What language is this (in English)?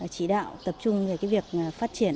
Vietnamese